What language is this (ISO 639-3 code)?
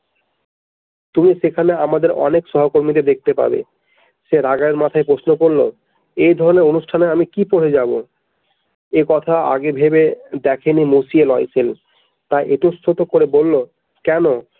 ben